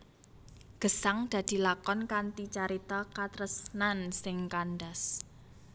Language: Javanese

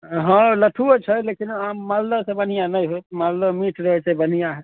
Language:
Maithili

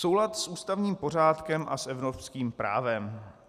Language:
Czech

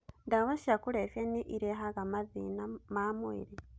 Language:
Kikuyu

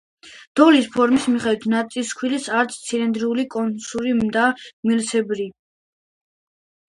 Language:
Georgian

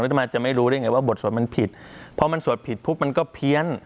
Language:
Thai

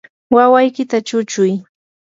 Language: Yanahuanca Pasco Quechua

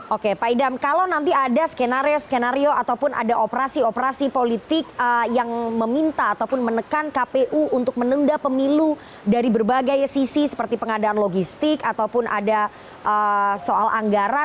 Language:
Indonesian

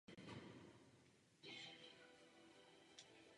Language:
Czech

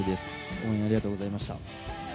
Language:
Japanese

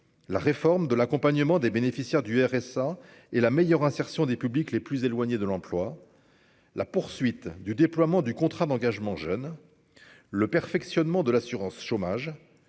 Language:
French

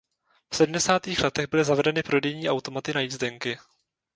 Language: Czech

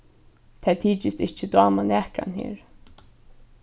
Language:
Faroese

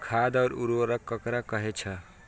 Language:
Maithili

